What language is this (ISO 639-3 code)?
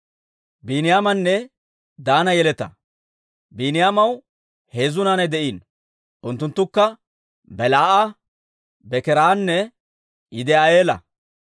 dwr